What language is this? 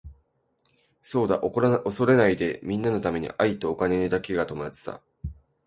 Japanese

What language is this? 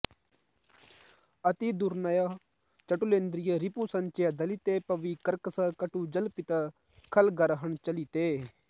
Sanskrit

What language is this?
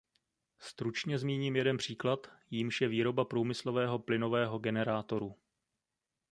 Czech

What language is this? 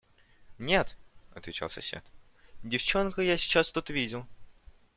Russian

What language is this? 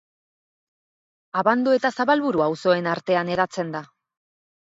Basque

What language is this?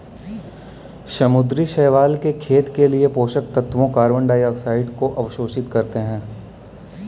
Hindi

